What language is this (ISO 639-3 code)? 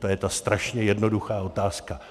ces